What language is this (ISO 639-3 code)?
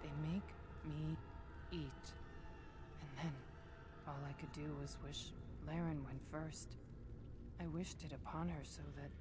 eng